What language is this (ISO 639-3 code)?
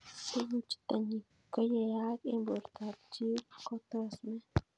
kln